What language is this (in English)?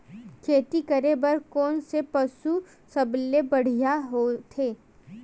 Chhattisgarhi